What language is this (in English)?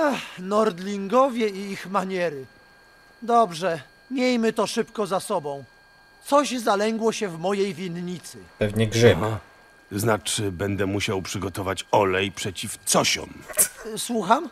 Polish